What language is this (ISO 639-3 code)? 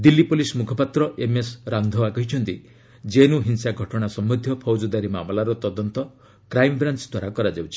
ori